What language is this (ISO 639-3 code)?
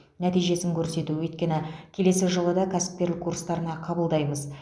kaz